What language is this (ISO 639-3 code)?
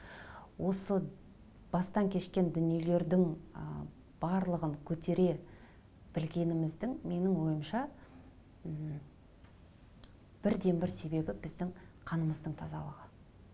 kaz